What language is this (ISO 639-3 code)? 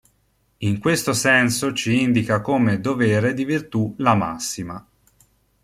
ita